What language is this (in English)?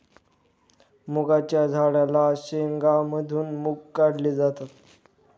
Marathi